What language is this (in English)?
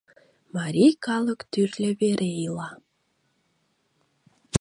Mari